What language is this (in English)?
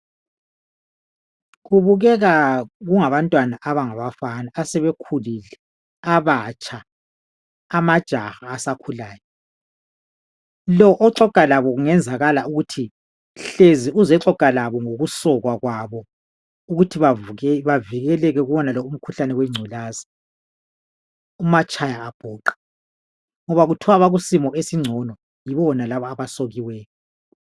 North Ndebele